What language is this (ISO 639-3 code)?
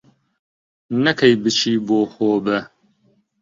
ckb